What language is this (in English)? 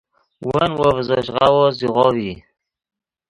Yidgha